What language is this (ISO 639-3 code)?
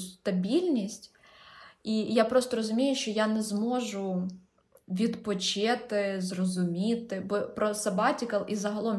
ukr